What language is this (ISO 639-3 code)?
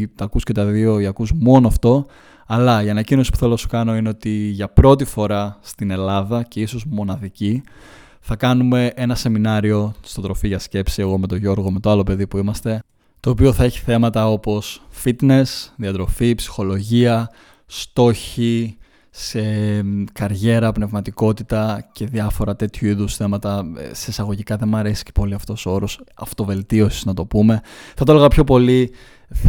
ell